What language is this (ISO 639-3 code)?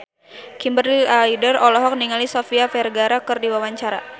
sun